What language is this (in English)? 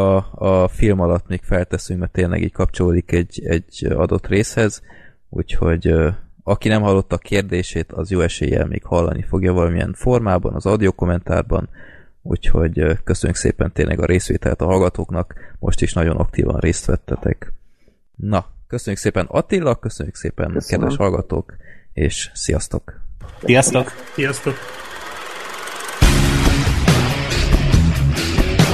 Hungarian